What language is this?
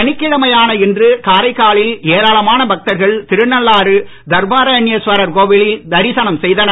Tamil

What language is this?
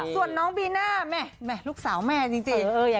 Thai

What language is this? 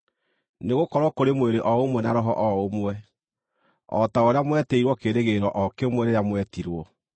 Kikuyu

